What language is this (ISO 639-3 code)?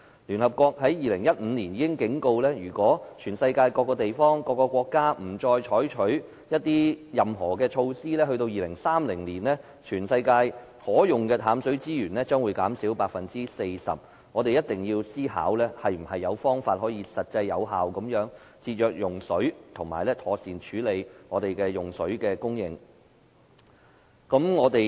yue